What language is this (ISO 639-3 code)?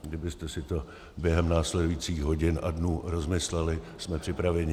ces